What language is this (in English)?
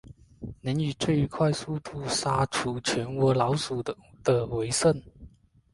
Chinese